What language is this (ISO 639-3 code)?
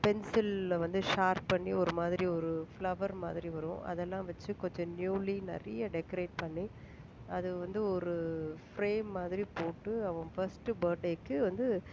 tam